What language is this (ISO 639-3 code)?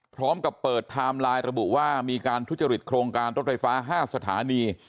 tha